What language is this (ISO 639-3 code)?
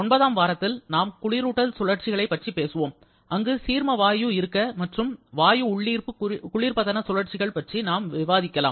tam